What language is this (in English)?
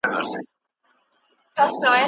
Pashto